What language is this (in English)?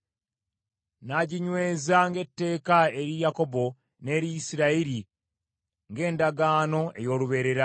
Ganda